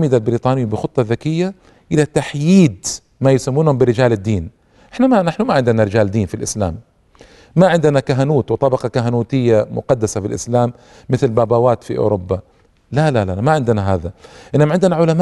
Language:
Arabic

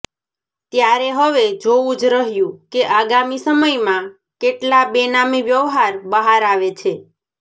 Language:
Gujarati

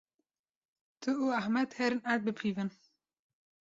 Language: Kurdish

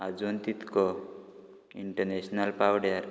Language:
Konkani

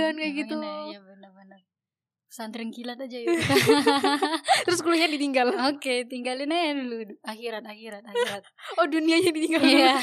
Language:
Indonesian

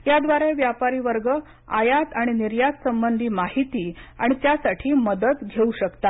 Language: Marathi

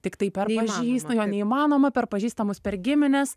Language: Lithuanian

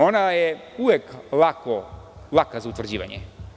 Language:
Serbian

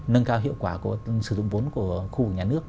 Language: Vietnamese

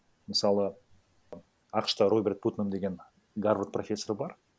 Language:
Kazakh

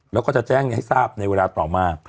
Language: Thai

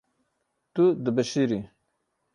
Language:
Kurdish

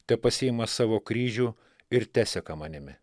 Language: Lithuanian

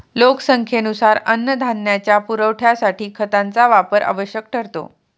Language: Marathi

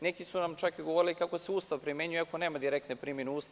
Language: Serbian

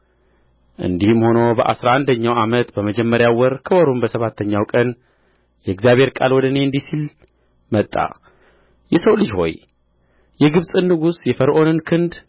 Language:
Amharic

